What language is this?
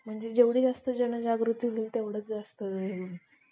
Marathi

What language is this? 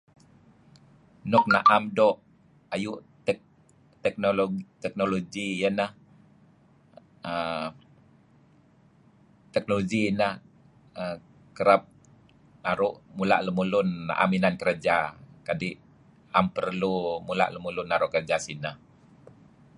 Kelabit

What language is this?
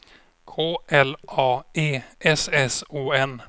Swedish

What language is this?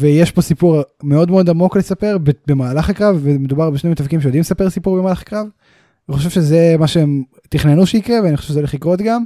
Hebrew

